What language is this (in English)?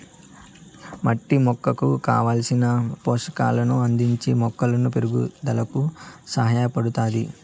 Telugu